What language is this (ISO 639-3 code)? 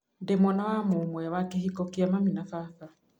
kik